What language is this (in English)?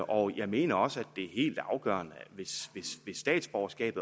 Danish